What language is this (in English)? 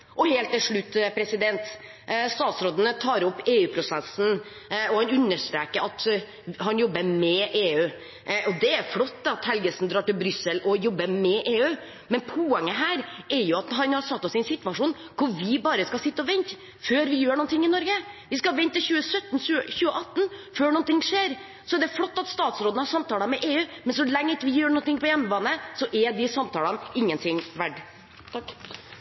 Norwegian Bokmål